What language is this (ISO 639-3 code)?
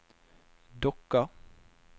nor